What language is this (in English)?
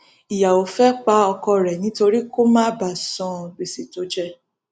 Yoruba